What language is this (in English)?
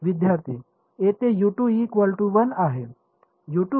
Marathi